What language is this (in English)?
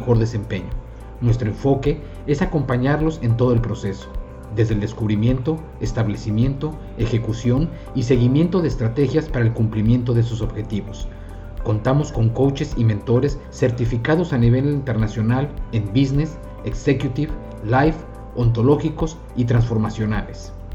Spanish